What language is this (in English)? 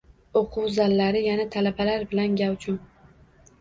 Uzbek